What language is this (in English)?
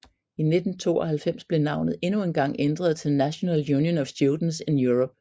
Danish